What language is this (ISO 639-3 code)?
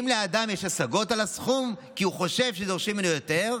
heb